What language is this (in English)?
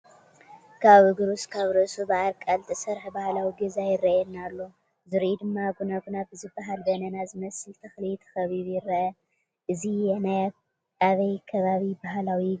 Tigrinya